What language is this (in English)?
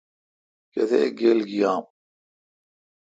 Kalkoti